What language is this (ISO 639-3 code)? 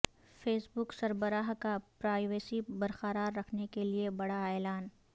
urd